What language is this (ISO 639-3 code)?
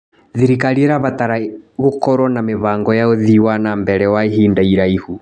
kik